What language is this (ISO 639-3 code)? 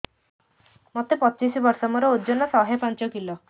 ori